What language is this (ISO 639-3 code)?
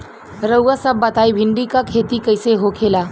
bho